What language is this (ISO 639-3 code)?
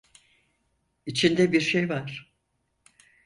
tur